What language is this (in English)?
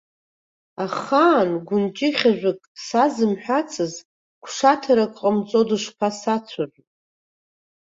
Abkhazian